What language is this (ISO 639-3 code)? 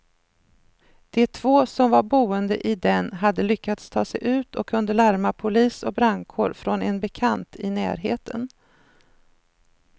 swe